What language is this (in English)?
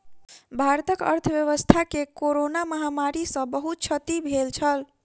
Maithili